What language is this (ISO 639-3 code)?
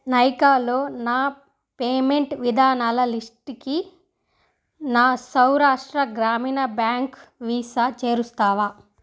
tel